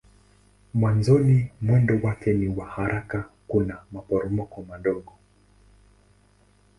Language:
Swahili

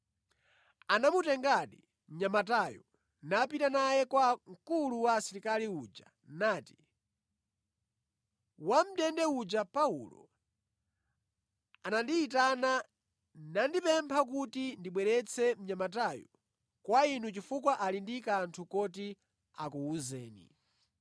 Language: Nyanja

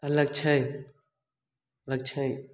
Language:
Maithili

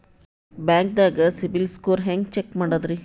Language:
Kannada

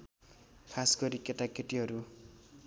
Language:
Nepali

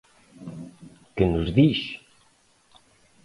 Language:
Galician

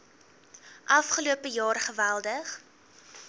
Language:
Afrikaans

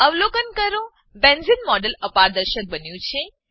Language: Gujarati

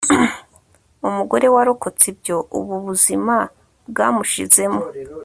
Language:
Kinyarwanda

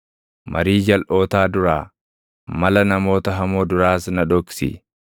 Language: Oromo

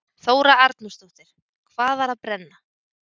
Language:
Icelandic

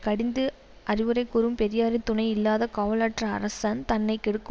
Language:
Tamil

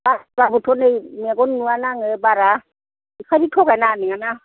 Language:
Bodo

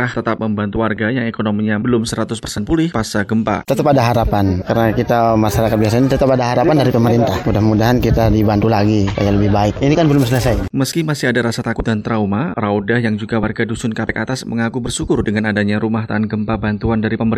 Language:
Indonesian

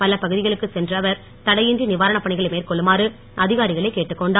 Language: Tamil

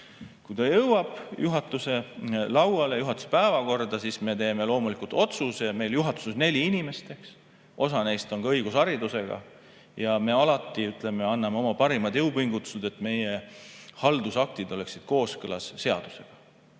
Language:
Estonian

